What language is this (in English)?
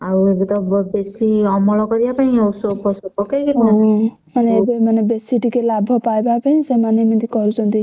Odia